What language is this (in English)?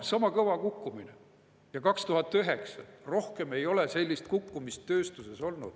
Estonian